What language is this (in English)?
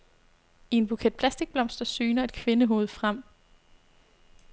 Danish